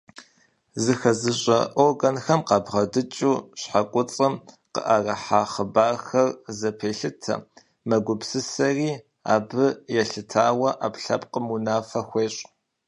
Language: Kabardian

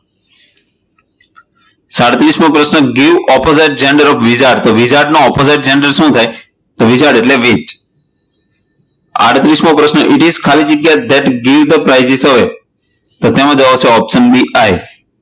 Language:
Gujarati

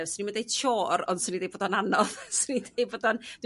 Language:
Welsh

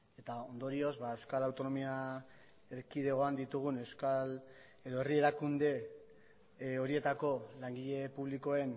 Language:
Basque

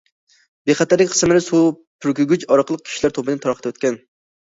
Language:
Uyghur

